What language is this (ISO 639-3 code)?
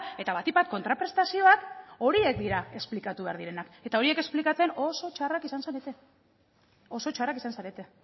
eus